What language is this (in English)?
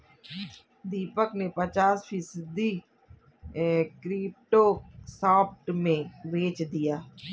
Hindi